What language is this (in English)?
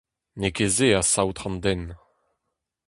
Breton